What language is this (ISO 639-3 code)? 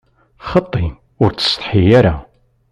kab